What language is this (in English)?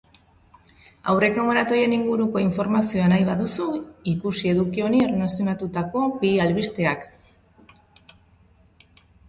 Basque